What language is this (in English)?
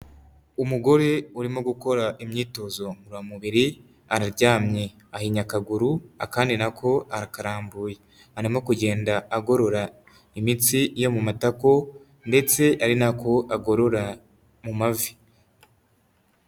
Kinyarwanda